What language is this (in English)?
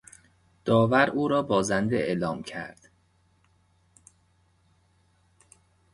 Persian